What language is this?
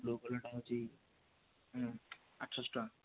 Odia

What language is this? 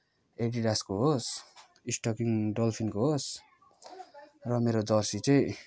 Nepali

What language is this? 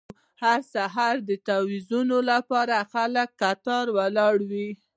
Pashto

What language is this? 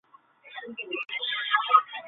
Chinese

